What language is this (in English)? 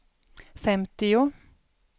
Swedish